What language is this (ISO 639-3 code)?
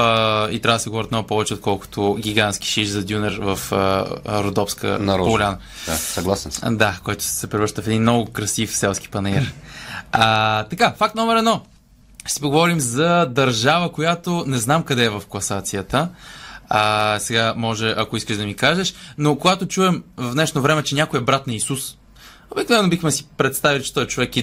bul